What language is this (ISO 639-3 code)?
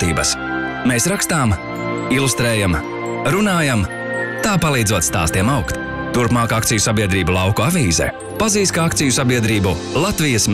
lav